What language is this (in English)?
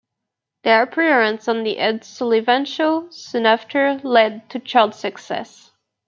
English